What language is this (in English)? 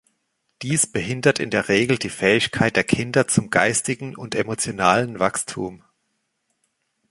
German